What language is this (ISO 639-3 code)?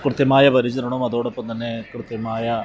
mal